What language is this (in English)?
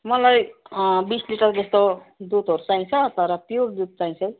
Nepali